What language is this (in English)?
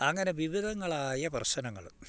Malayalam